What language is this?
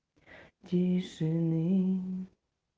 Russian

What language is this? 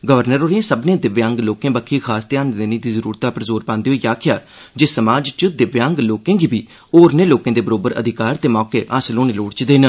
Dogri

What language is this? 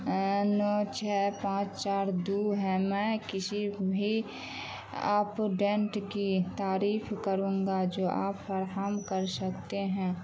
Urdu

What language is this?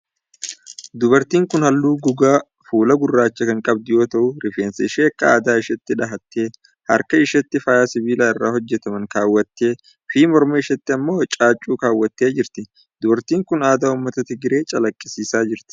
Oromo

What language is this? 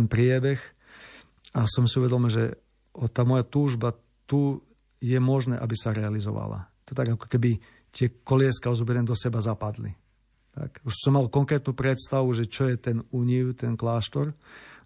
Slovak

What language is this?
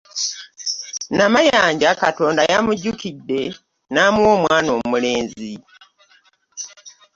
Ganda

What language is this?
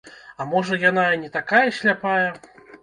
Belarusian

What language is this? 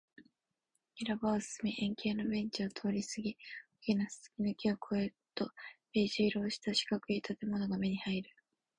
Japanese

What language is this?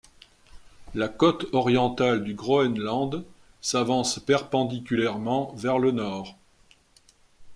French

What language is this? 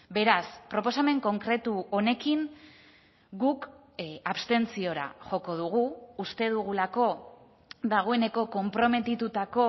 Basque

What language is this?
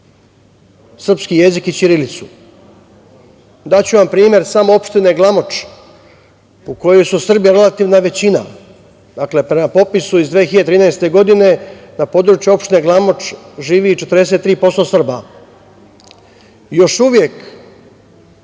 Serbian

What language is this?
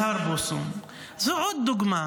Hebrew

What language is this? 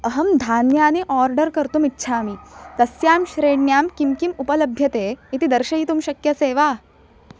Sanskrit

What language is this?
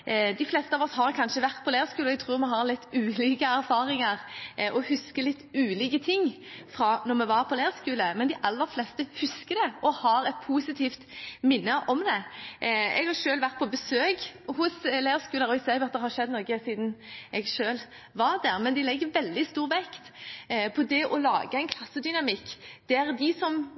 Norwegian Bokmål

